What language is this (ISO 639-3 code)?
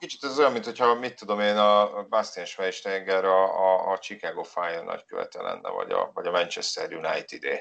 hun